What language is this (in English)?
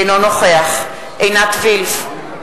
Hebrew